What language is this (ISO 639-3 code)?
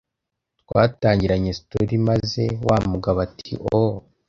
kin